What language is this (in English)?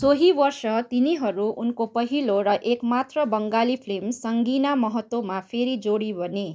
Nepali